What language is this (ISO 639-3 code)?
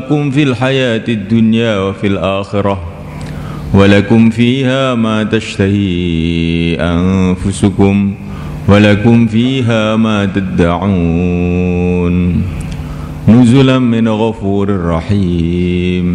ind